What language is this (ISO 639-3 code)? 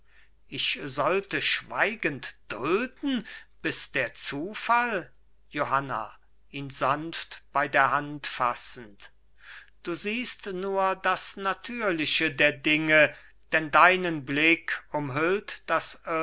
deu